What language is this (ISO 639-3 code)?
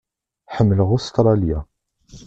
kab